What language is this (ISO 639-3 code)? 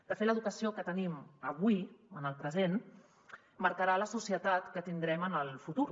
cat